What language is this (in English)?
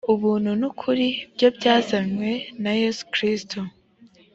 Kinyarwanda